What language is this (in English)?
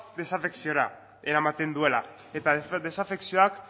Basque